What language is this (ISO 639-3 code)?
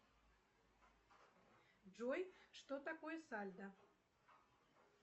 rus